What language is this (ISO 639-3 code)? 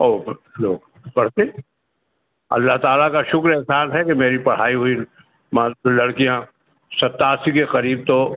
urd